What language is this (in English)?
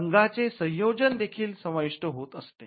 Marathi